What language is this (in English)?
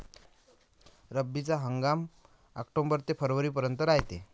Marathi